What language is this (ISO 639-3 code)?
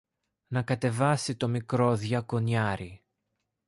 ell